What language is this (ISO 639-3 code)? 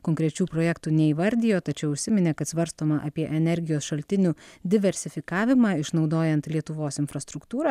lit